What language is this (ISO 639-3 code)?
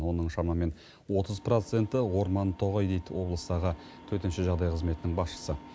kaz